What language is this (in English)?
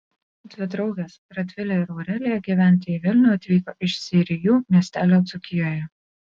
Lithuanian